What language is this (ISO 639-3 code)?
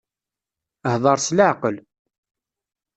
kab